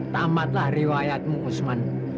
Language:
Indonesian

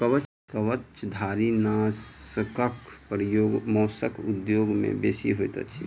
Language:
Maithili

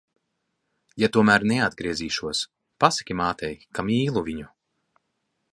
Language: Latvian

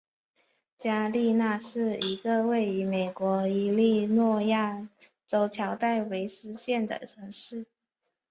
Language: Chinese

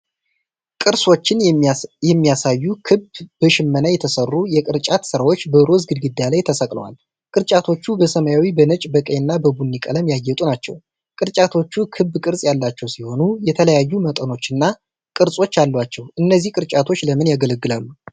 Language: Amharic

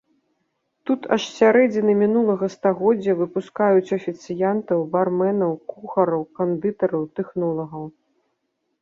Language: Belarusian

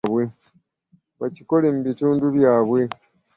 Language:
Ganda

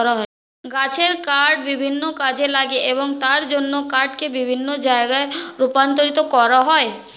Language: Bangla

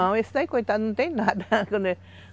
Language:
Portuguese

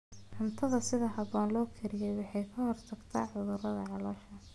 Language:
Somali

